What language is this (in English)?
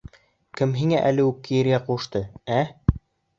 Bashkir